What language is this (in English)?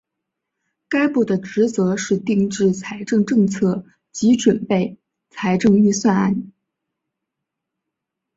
Chinese